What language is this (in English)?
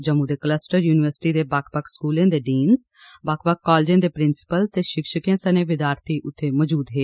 Dogri